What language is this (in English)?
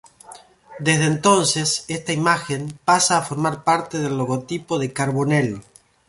Spanish